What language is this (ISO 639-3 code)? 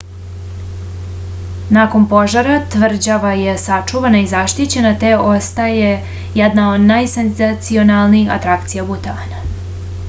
srp